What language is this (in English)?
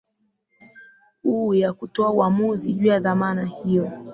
Swahili